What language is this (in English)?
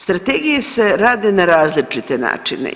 Croatian